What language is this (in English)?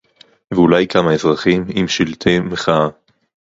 Hebrew